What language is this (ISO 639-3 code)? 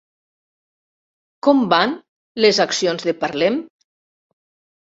cat